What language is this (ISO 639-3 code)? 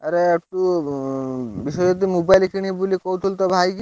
ori